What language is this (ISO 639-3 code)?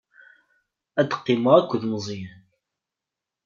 kab